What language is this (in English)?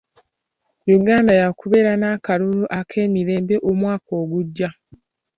Ganda